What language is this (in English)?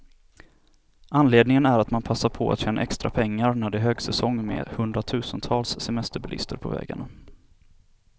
Swedish